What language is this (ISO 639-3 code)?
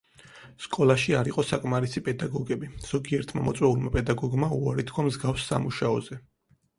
kat